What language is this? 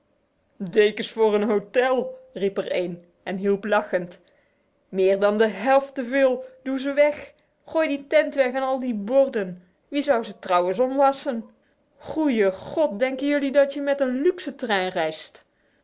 Dutch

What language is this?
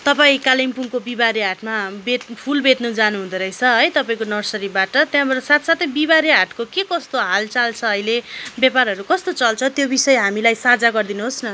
Nepali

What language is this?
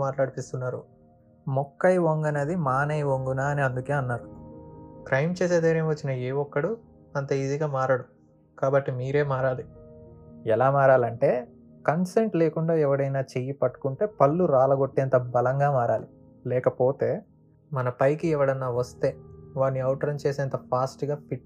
Telugu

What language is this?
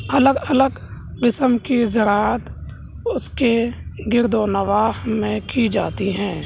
Urdu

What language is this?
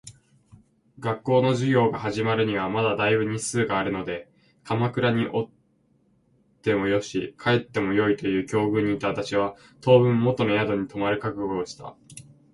Japanese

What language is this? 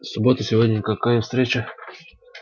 Russian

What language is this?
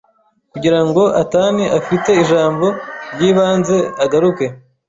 Kinyarwanda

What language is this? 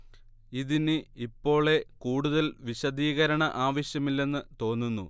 Malayalam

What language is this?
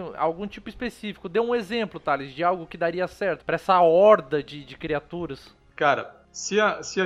Portuguese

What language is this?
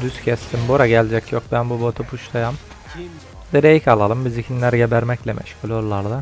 Turkish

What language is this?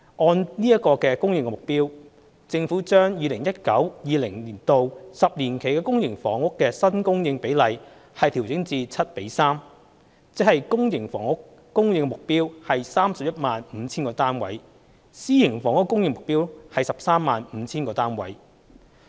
Cantonese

